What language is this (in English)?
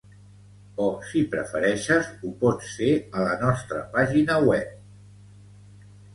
Catalan